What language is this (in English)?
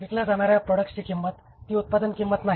Marathi